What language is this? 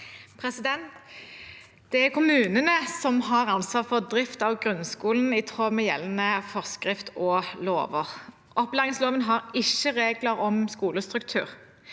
Norwegian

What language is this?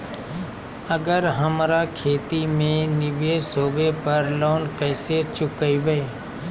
Magahi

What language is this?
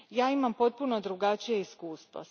Croatian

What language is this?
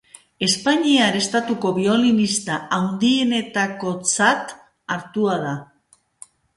Basque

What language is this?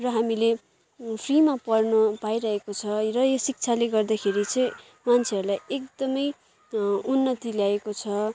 Nepali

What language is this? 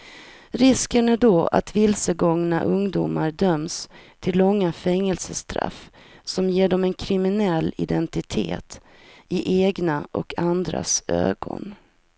Swedish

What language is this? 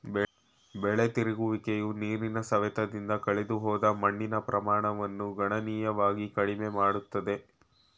Kannada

